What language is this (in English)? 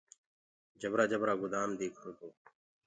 Gurgula